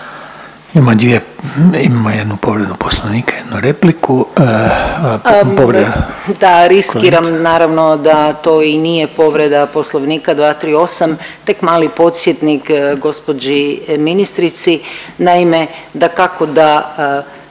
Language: Croatian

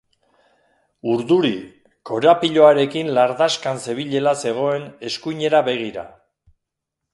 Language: Basque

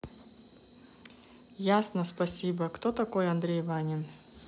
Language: Russian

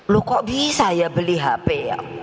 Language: Indonesian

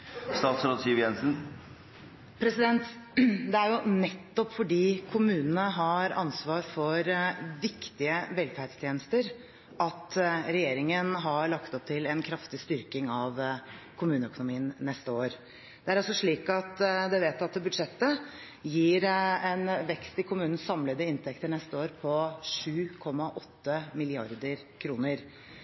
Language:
Norwegian Bokmål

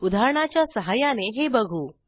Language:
Marathi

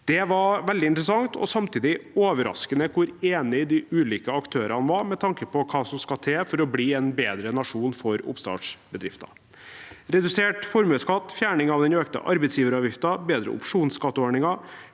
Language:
Norwegian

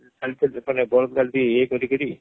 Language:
Odia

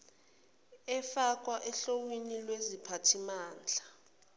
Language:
Zulu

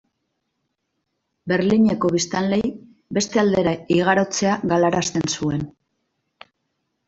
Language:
Basque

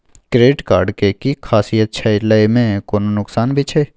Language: Maithili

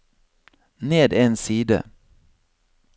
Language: Norwegian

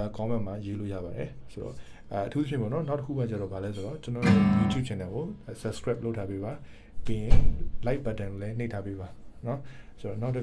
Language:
Korean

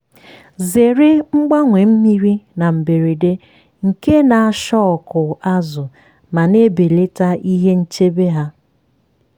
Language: Igbo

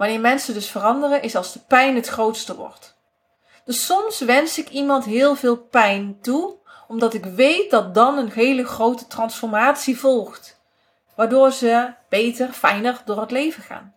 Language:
Dutch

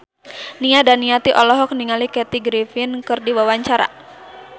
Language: Sundanese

